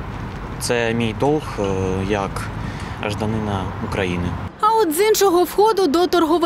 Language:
Ukrainian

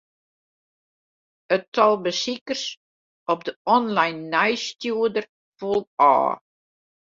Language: Western Frisian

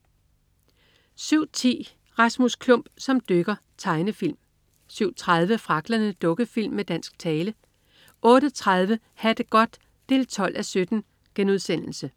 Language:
Danish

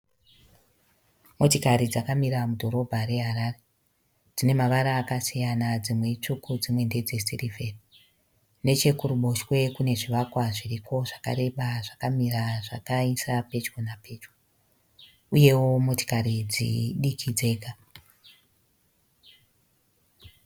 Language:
Shona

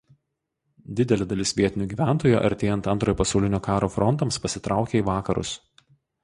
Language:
Lithuanian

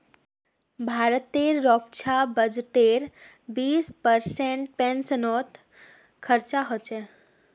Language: Magahi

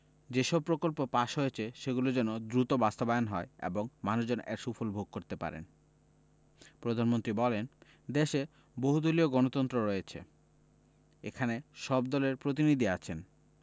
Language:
Bangla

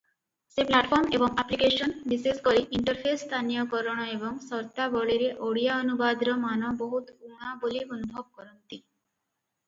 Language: Odia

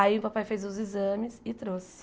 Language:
Portuguese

